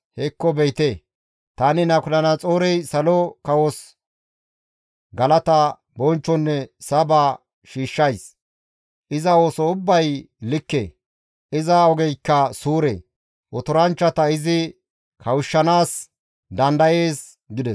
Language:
Gamo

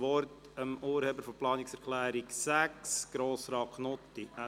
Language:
Swiss German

